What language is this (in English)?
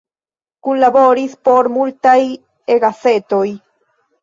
Esperanto